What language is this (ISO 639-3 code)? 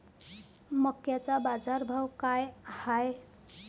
mar